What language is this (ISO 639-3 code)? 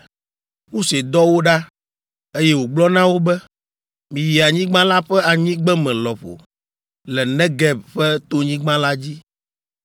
ewe